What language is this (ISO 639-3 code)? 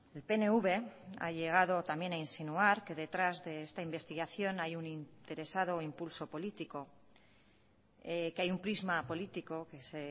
spa